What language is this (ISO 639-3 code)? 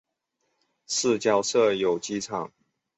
zho